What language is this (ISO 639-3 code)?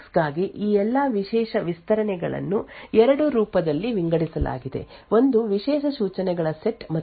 kan